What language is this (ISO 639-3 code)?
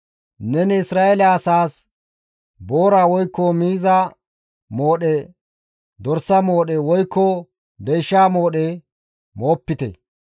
gmv